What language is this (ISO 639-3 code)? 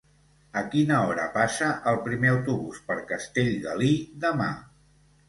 cat